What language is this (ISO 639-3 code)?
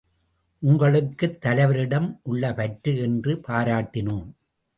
tam